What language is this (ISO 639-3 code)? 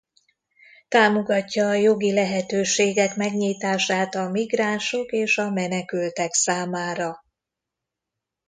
hun